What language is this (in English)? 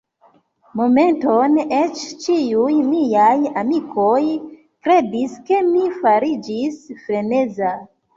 Esperanto